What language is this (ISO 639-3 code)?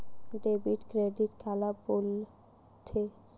hne